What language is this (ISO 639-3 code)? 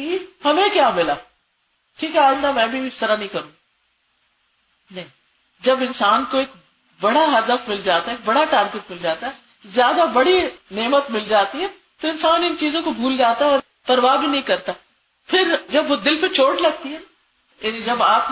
urd